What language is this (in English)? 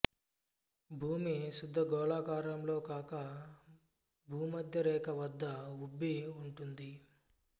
Telugu